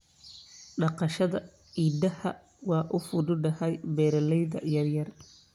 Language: Somali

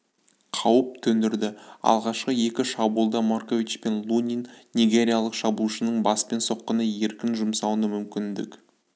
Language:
Kazakh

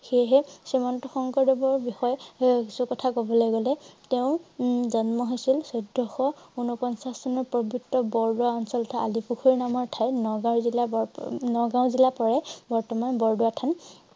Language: Assamese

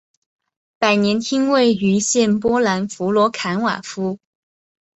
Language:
Chinese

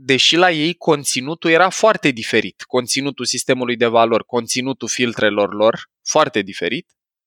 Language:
Romanian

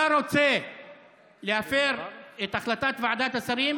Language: Hebrew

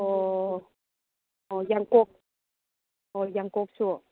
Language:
Manipuri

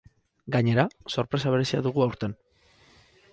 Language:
Basque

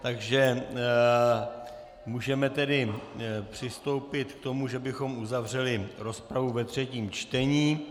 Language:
Czech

